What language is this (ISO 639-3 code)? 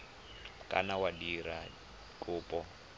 tsn